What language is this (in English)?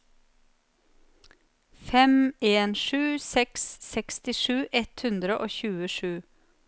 Norwegian